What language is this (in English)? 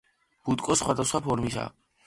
Georgian